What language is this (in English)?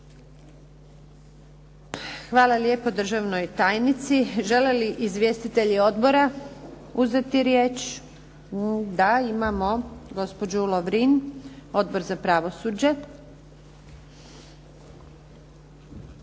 Croatian